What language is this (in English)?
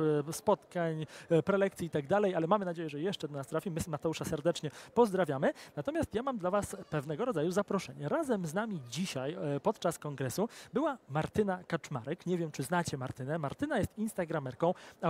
Polish